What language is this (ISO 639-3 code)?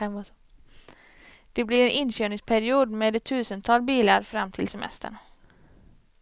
swe